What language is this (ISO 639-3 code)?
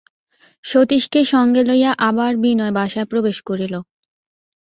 ben